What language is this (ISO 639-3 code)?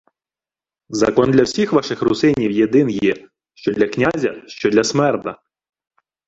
ukr